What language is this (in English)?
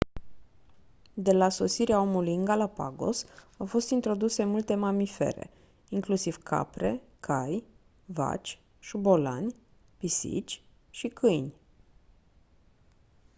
Romanian